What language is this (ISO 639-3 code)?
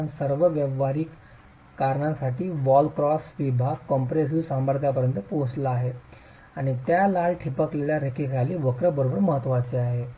mar